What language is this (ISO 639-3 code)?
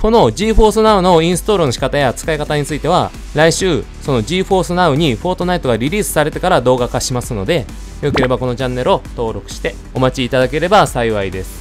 jpn